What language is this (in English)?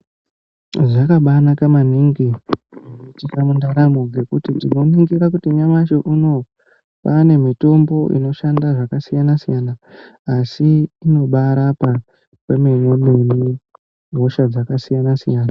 Ndau